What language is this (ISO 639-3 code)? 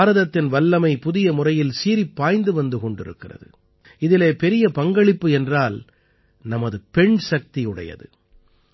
tam